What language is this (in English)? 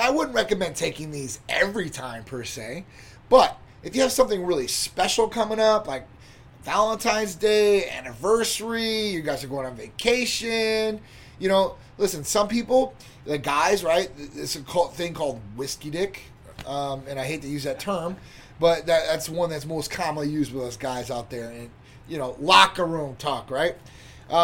English